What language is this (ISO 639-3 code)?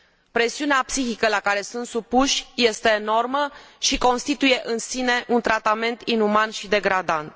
ron